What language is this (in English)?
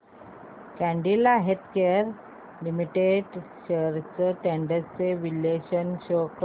Marathi